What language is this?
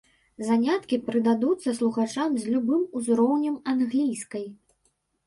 Belarusian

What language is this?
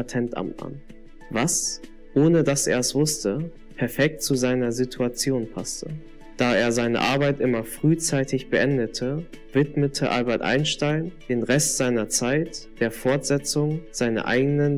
German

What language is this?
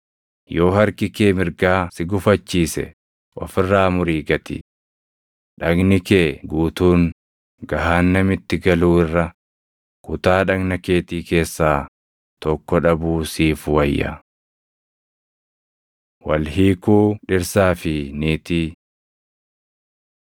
Oromo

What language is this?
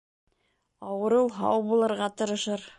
Bashkir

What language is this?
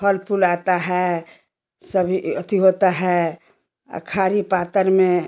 Hindi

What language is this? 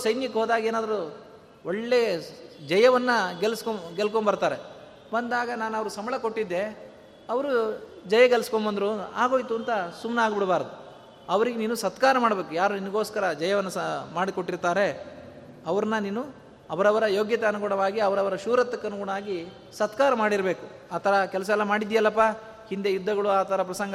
Kannada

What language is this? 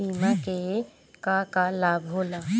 Bhojpuri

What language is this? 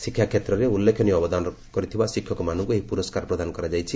Odia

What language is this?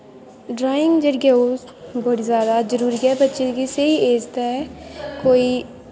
Dogri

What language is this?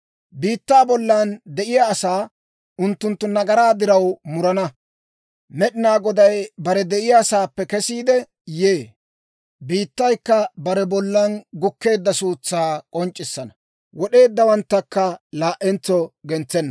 Dawro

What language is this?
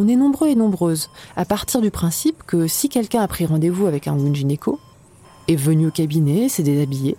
French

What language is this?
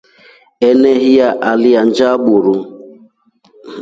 Rombo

